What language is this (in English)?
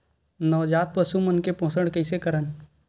Chhattisgarhi